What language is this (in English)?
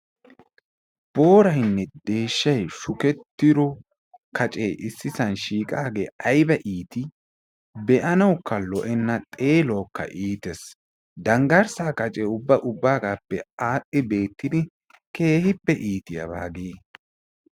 Wolaytta